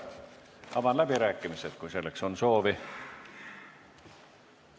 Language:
Estonian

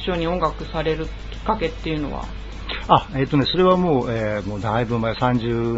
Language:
Japanese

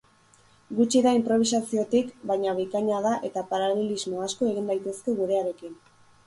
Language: Basque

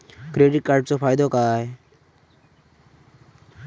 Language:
Marathi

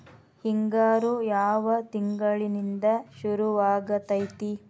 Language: Kannada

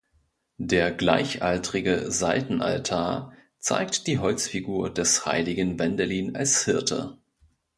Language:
German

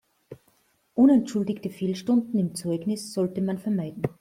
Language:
German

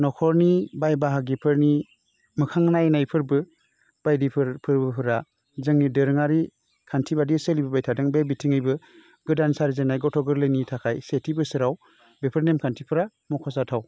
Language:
Bodo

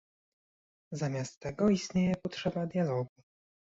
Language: Polish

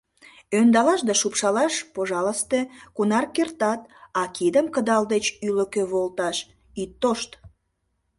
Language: Mari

